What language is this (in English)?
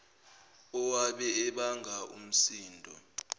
Zulu